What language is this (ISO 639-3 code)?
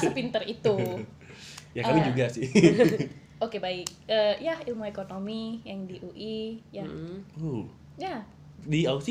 ind